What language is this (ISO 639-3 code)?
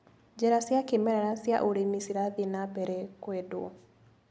kik